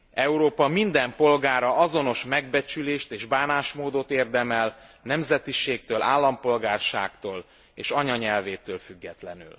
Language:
Hungarian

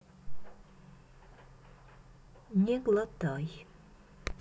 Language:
Russian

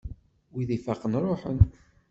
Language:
Kabyle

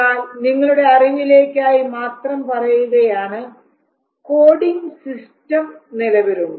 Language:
Malayalam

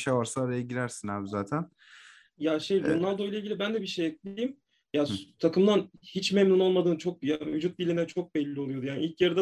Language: Turkish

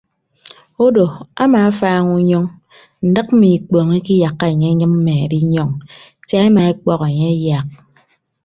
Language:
Ibibio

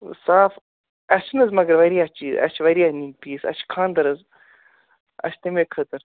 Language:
Kashmiri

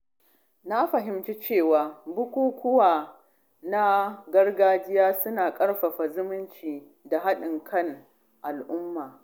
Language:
Hausa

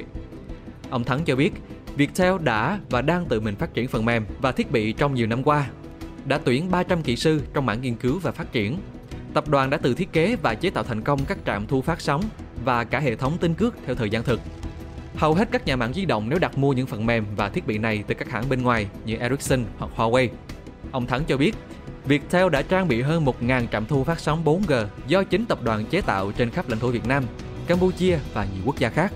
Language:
Vietnamese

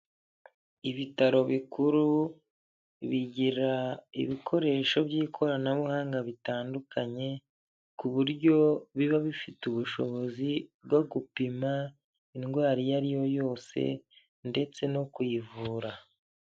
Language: Kinyarwanda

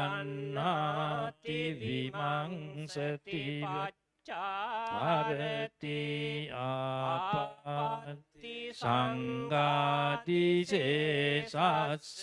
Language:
Thai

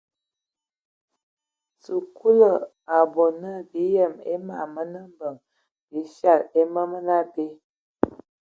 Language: Ewondo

